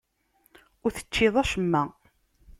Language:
Kabyle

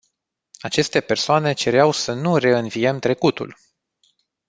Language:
Romanian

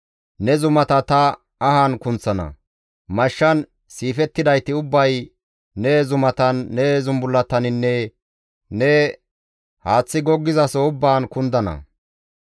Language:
Gamo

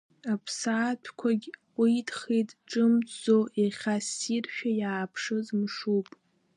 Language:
Abkhazian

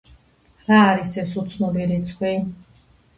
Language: Georgian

